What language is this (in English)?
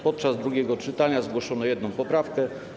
Polish